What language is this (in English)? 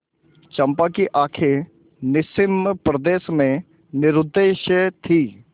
Hindi